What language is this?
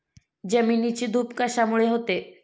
Marathi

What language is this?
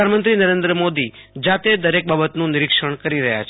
Gujarati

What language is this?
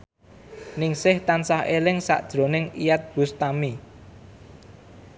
Javanese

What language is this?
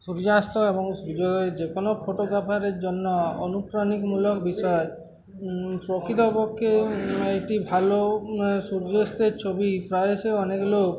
Bangla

